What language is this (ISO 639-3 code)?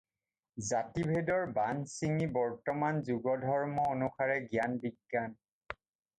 asm